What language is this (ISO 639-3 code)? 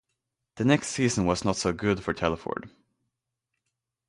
eng